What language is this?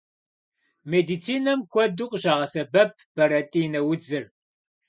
Kabardian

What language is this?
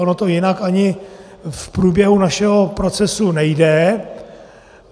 Czech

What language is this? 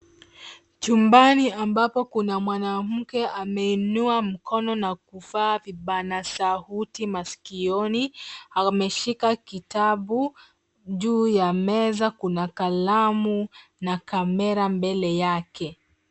Swahili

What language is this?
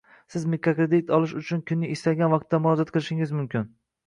Uzbek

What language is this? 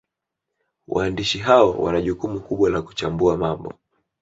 Swahili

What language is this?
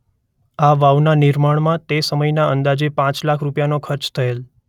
Gujarati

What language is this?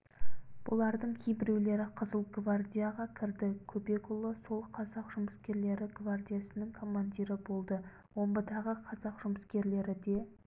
Kazakh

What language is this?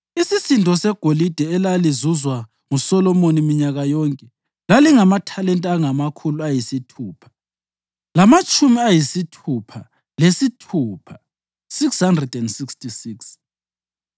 North Ndebele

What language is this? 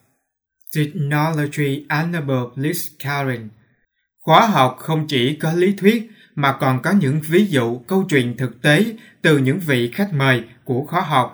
Vietnamese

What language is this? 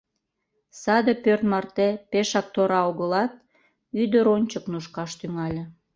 Mari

